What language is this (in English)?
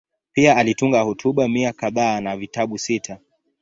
Swahili